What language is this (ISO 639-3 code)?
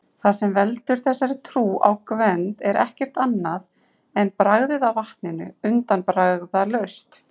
isl